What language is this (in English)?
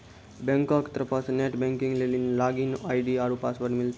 Maithili